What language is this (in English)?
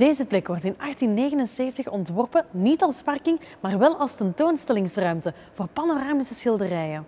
Dutch